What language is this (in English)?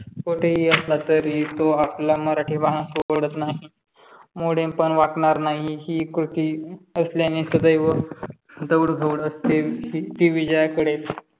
Marathi